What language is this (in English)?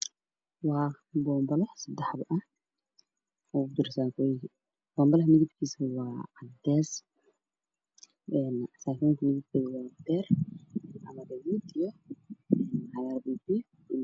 Somali